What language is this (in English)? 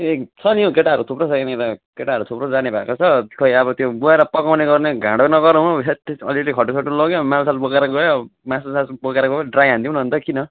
Nepali